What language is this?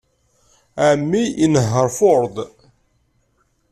Kabyle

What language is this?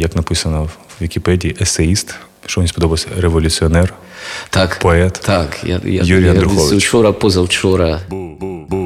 Ukrainian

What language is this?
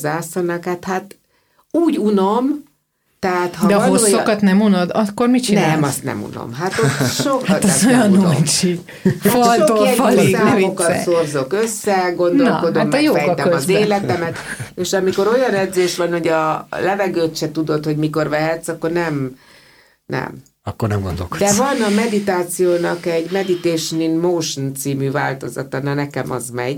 Hungarian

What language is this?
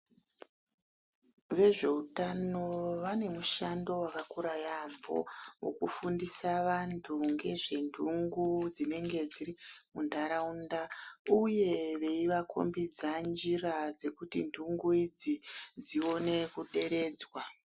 Ndau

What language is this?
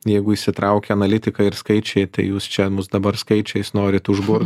Lithuanian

